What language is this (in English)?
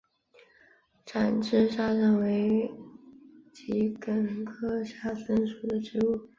Chinese